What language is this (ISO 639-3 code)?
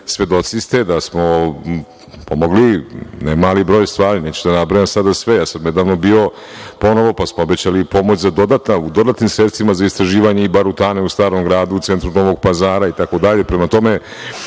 srp